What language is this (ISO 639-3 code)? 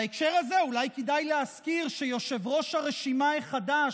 heb